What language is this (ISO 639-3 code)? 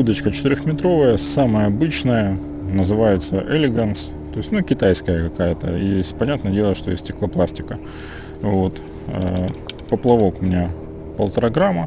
rus